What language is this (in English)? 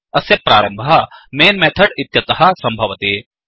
Sanskrit